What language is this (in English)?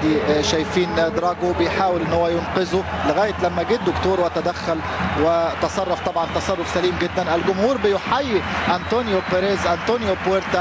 Arabic